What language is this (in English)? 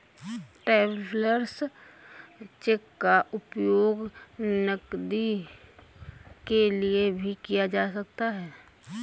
Hindi